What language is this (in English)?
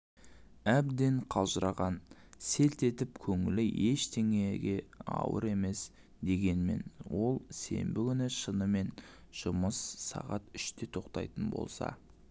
Kazakh